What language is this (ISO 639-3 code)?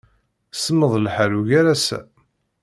kab